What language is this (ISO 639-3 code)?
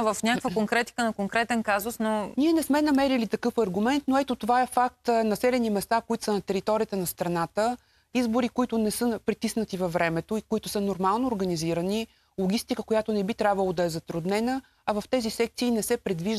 bul